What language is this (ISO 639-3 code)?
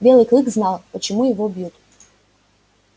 rus